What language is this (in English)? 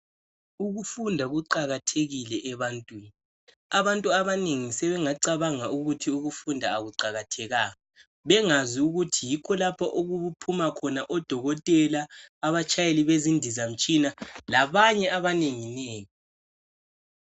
North Ndebele